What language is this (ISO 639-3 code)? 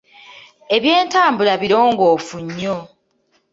lug